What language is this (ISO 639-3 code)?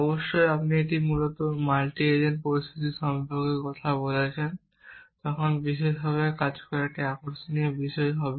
ben